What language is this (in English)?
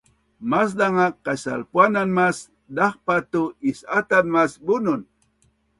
Bunun